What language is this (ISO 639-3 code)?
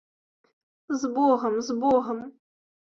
bel